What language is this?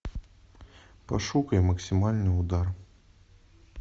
Russian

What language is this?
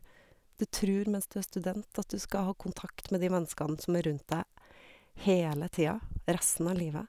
Norwegian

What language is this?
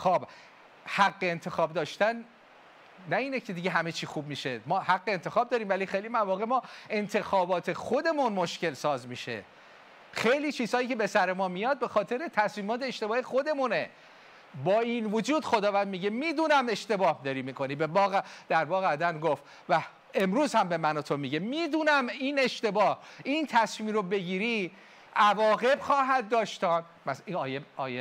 Persian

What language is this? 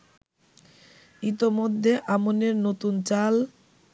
Bangla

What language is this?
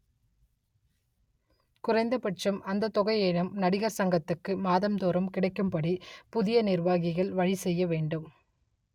Tamil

